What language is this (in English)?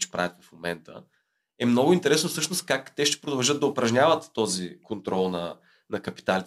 Bulgarian